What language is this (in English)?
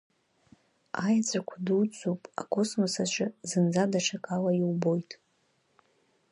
Abkhazian